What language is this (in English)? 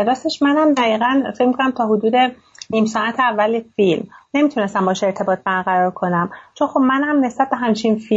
Persian